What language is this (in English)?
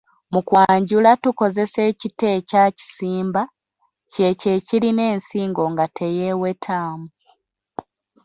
Ganda